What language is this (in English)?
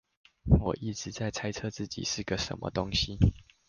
Chinese